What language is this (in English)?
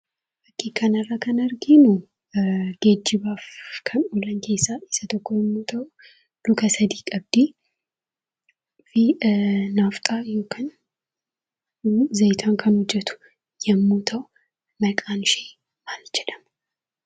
Oromo